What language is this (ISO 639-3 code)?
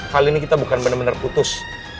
ind